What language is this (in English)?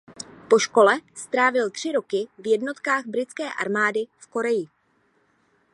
Czech